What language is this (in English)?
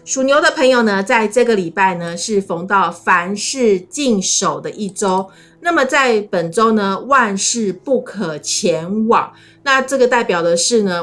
Chinese